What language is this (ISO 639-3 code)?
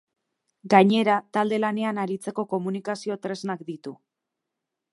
eus